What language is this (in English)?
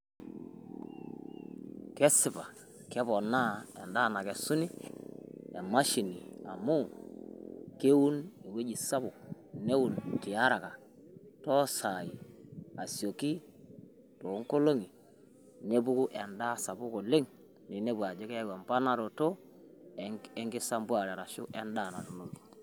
Masai